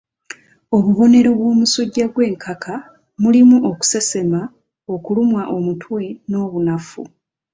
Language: Ganda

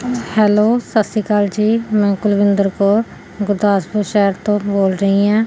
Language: Punjabi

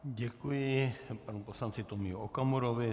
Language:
Czech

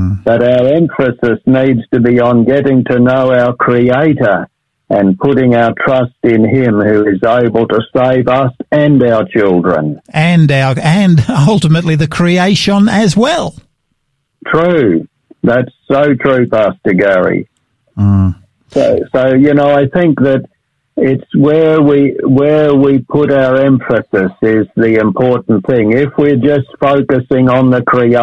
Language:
English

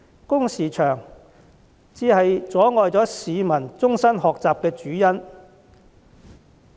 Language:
Cantonese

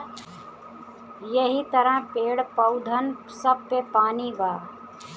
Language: Bhojpuri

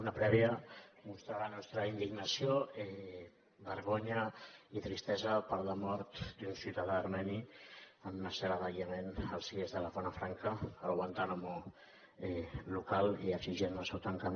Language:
Catalan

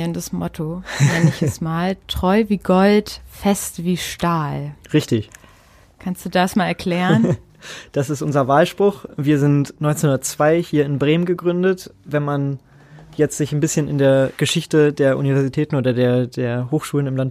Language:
German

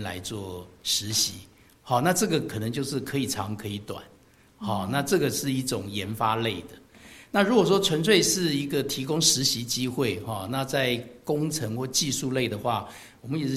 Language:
Chinese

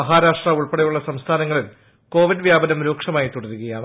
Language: Malayalam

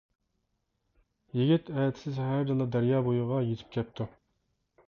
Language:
Uyghur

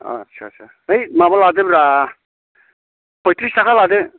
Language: Bodo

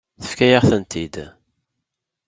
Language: Kabyle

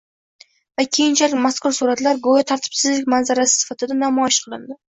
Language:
Uzbek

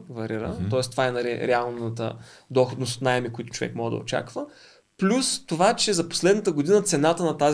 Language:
Bulgarian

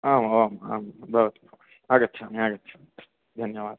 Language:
Sanskrit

